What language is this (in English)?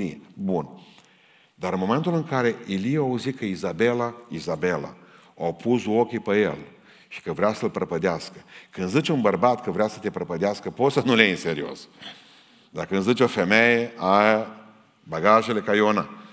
Romanian